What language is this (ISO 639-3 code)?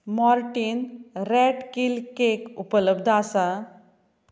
kok